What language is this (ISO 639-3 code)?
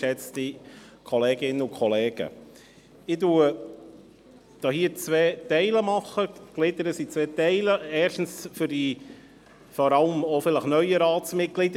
gsw